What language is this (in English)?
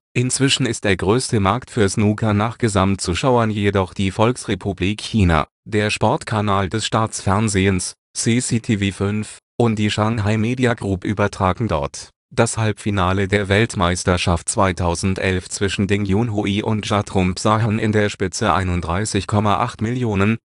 German